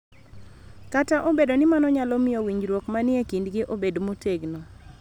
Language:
Luo (Kenya and Tanzania)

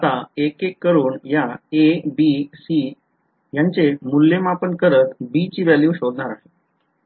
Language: Marathi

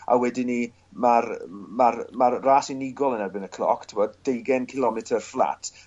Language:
Welsh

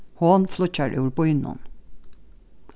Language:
Faroese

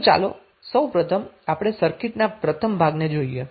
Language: Gujarati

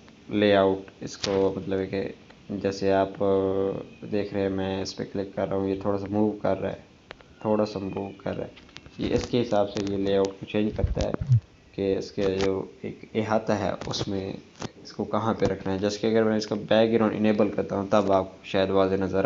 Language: Hindi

